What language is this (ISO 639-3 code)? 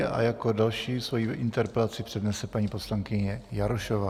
ces